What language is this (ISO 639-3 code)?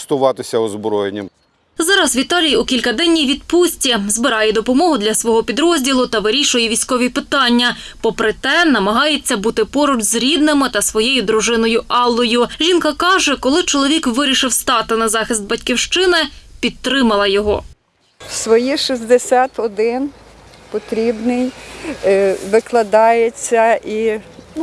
ukr